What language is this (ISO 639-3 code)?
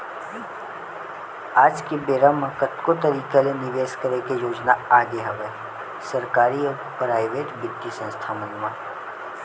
hne